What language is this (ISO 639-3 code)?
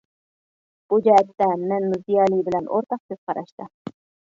uig